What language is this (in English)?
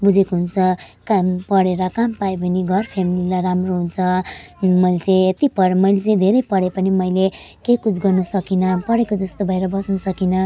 Nepali